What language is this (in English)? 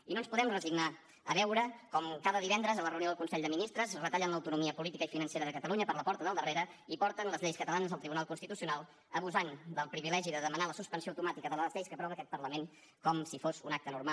Catalan